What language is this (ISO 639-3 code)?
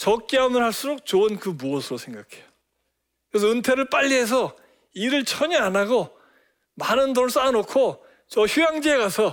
kor